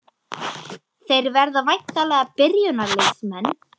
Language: Icelandic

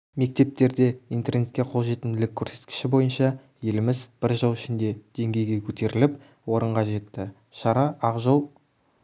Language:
Kazakh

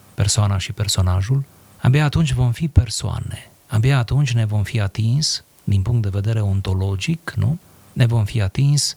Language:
Romanian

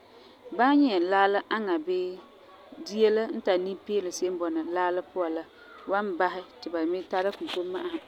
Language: Frafra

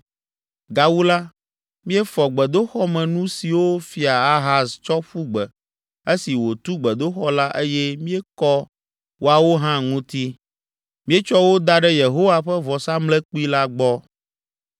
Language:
Ewe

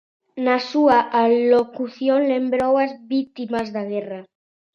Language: Galician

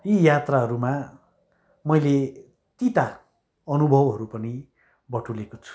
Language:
Nepali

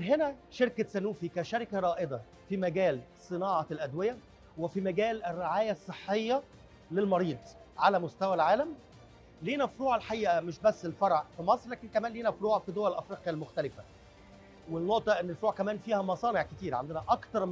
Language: Arabic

